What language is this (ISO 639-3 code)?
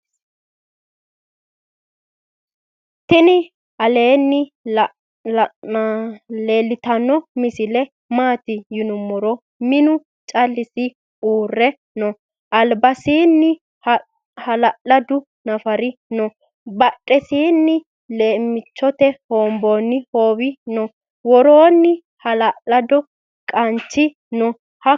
sid